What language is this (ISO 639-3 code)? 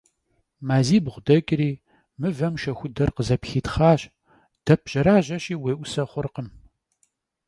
kbd